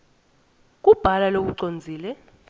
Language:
Swati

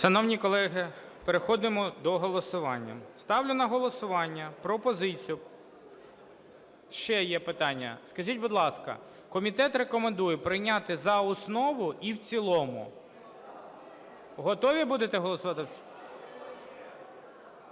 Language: Ukrainian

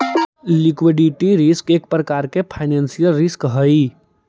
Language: Magahi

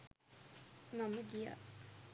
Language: Sinhala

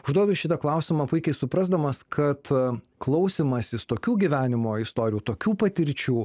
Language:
Lithuanian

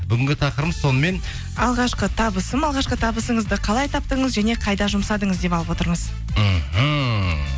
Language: Kazakh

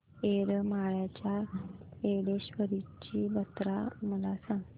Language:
Marathi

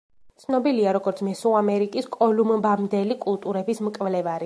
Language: Georgian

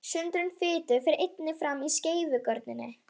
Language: Icelandic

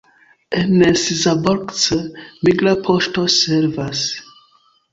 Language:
Esperanto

